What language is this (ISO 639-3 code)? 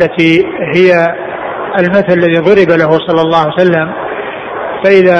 ara